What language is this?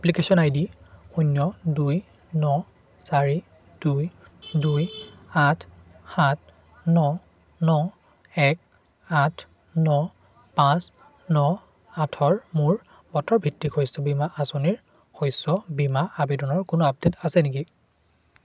Assamese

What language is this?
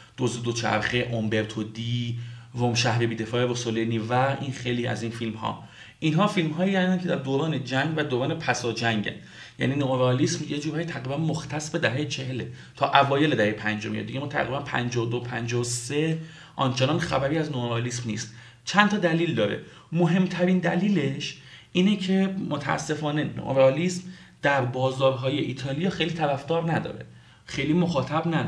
Persian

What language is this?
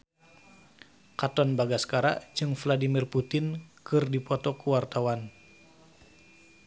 Sundanese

